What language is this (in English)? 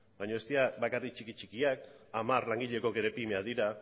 Basque